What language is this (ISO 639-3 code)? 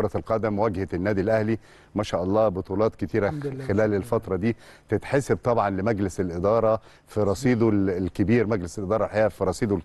ara